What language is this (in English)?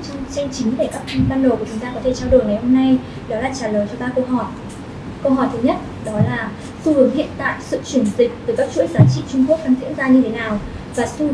Vietnamese